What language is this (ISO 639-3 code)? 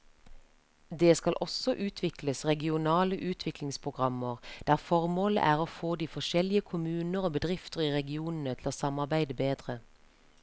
nor